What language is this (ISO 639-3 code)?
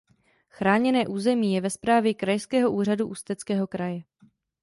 ces